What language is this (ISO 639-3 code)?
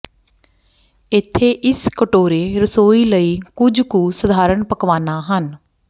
pan